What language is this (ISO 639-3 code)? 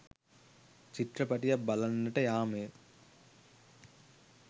sin